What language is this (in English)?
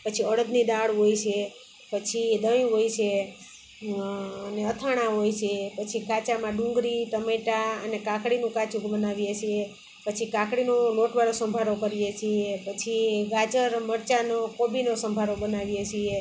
Gujarati